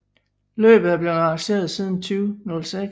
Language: Danish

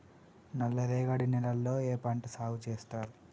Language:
Telugu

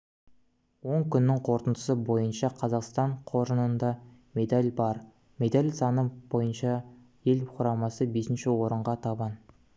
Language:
Kazakh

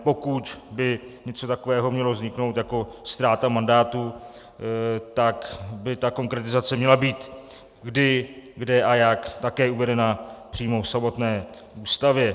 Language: Czech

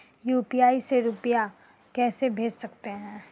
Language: Hindi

